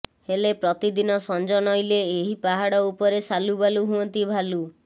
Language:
Odia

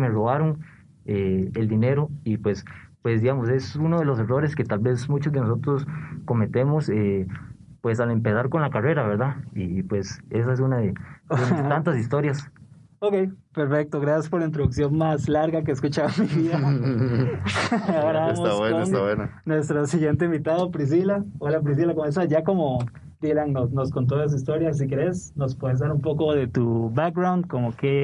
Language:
Spanish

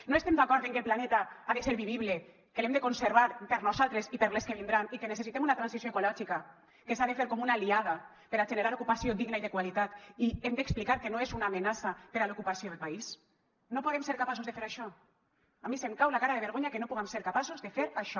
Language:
Catalan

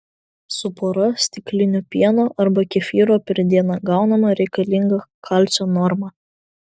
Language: Lithuanian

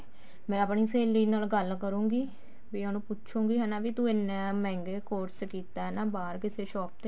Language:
Punjabi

